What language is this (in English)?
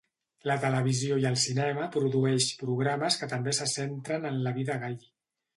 Catalan